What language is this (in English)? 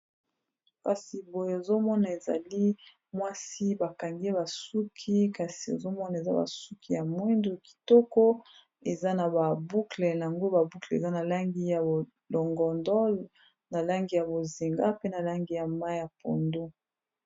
Lingala